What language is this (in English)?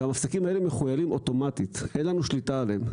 Hebrew